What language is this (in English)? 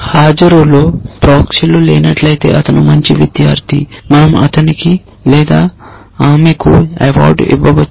Telugu